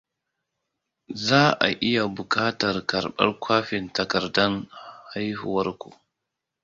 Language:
Hausa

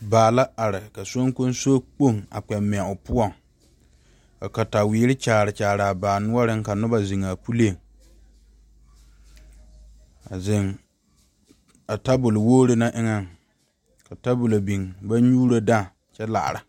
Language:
Southern Dagaare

